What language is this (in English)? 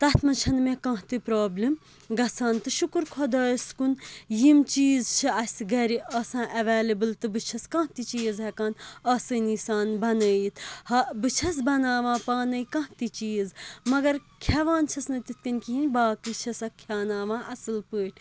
Kashmiri